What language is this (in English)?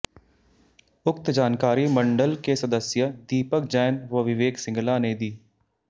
Hindi